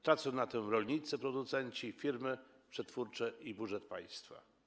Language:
Polish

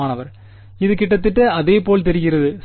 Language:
Tamil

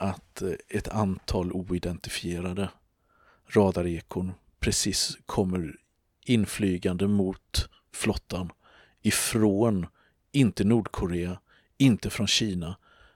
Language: Swedish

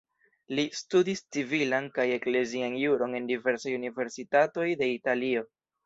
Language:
Esperanto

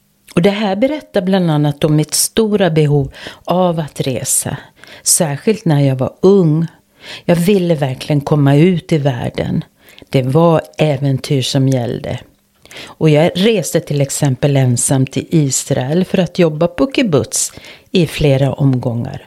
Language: Swedish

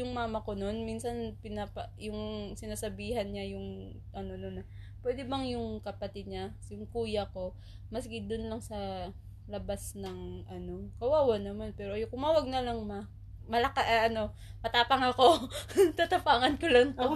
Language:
Filipino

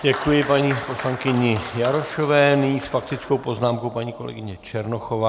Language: Czech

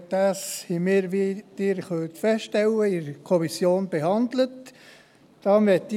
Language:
Swiss German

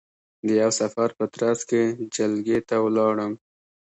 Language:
Pashto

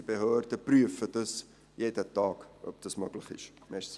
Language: Swiss German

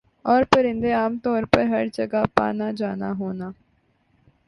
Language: Urdu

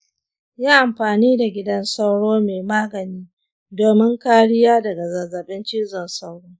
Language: Hausa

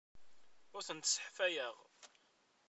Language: Kabyle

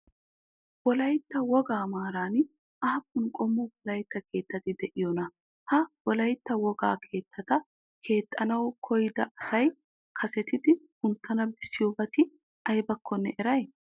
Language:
Wolaytta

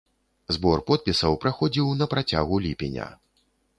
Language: Belarusian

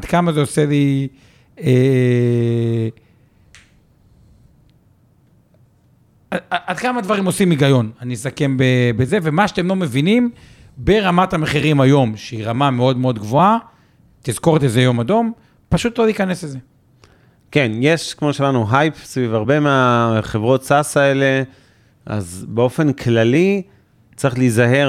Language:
Hebrew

